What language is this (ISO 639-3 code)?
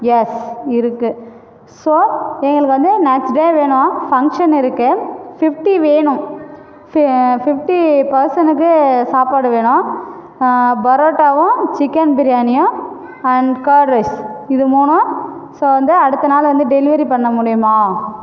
tam